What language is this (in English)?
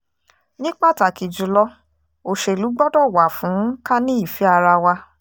Yoruba